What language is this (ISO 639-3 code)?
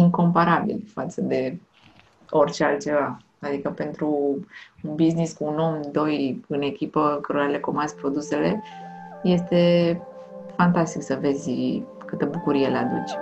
ron